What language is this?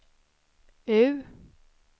Swedish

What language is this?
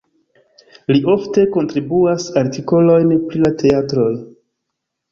Esperanto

